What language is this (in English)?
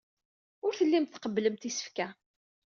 Kabyle